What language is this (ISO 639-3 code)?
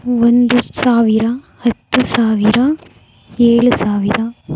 kan